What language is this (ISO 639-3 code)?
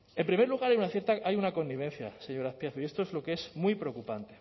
spa